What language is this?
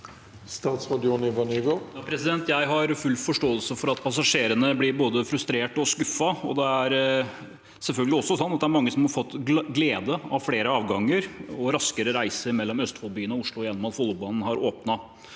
Norwegian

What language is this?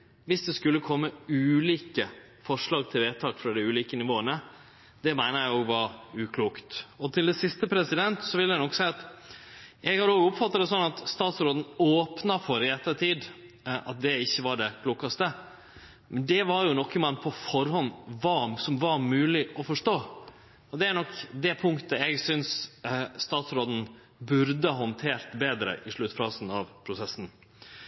Norwegian Nynorsk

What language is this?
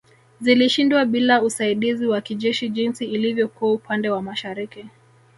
Swahili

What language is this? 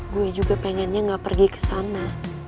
Indonesian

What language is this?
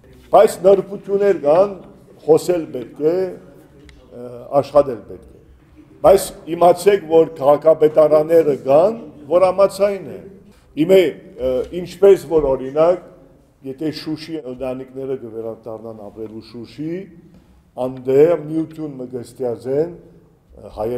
Turkish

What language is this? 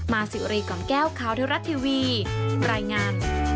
Thai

